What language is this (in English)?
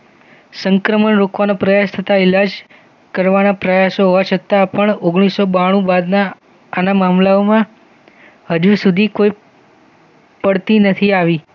Gujarati